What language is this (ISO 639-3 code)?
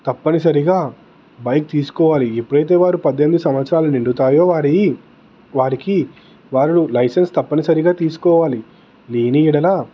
tel